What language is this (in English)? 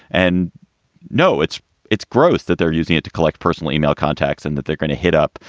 English